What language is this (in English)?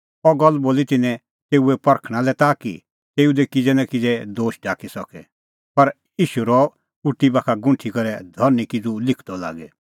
Kullu Pahari